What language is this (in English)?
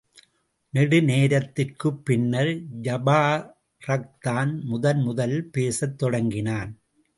Tamil